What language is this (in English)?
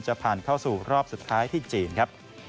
Thai